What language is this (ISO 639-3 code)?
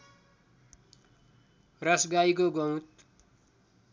nep